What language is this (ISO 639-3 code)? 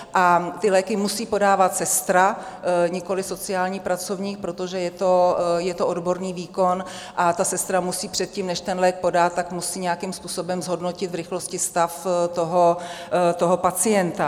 ces